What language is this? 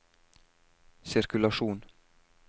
Norwegian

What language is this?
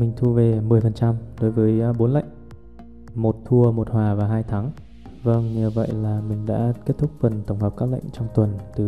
Vietnamese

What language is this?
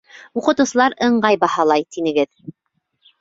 Bashkir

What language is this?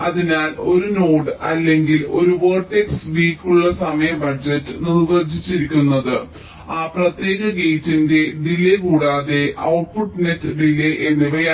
Malayalam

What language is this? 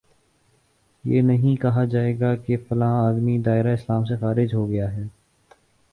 Urdu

